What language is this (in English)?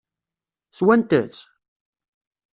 Kabyle